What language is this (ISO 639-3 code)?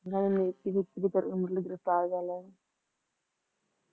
pan